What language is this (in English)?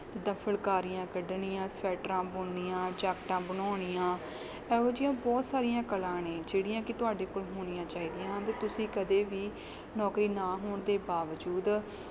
Punjabi